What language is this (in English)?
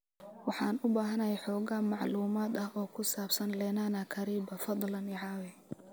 Somali